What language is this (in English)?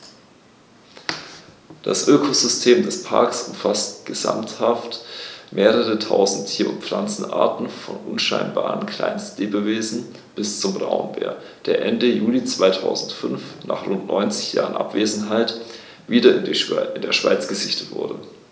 German